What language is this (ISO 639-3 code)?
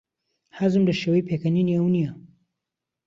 ckb